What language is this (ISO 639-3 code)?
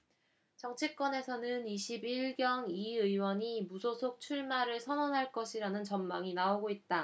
kor